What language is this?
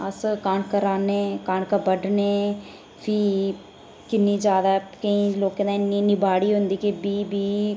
Dogri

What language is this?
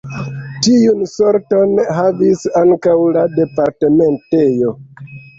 Esperanto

